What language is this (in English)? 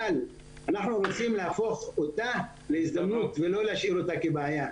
Hebrew